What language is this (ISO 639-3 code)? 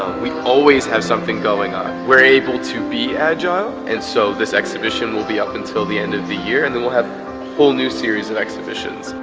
eng